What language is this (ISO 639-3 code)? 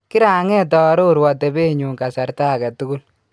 kln